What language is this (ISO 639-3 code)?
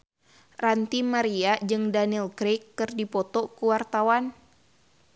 sun